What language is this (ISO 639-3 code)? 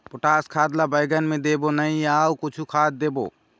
hne